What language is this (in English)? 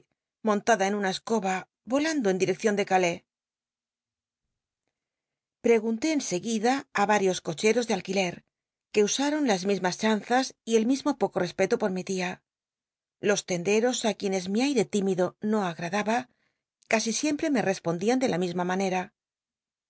Spanish